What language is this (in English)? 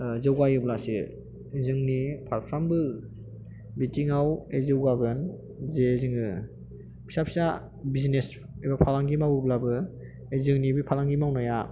Bodo